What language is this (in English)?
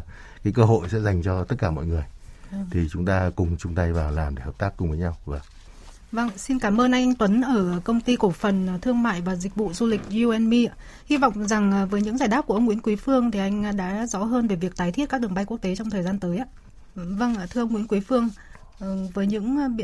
Vietnamese